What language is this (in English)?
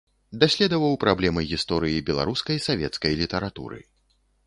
Belarusian